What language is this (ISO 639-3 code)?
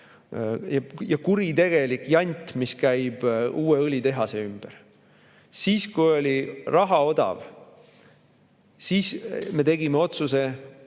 est